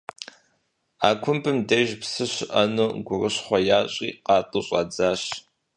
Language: Kabardian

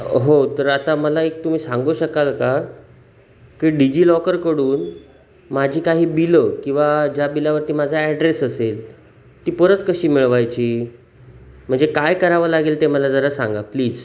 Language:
Marathi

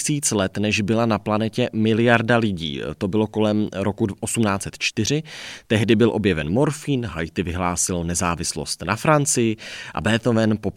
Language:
Czech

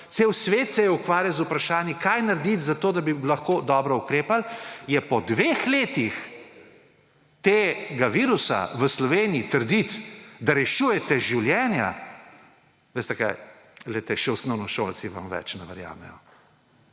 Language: Slovenian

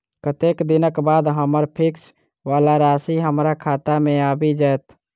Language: Maithili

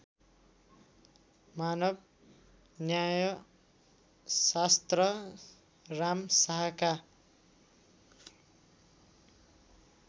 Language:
Nepali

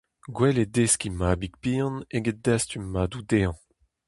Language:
Breton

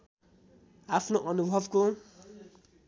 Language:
Nepali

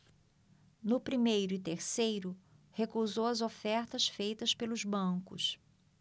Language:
Portuguese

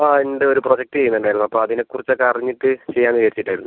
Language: Malayalam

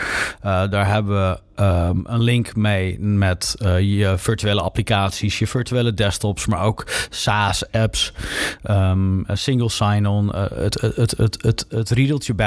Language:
Dutch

